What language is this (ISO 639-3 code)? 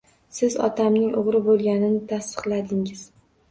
uzb